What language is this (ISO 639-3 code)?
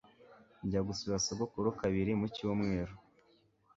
kin